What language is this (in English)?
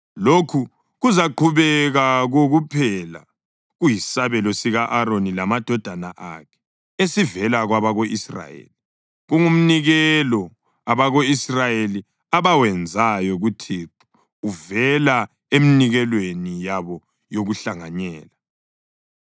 North Ndebele